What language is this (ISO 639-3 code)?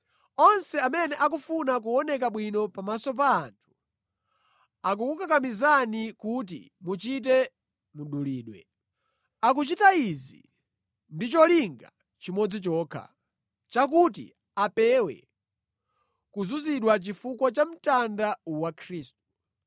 nya